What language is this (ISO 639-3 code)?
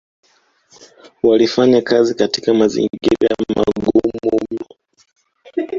swa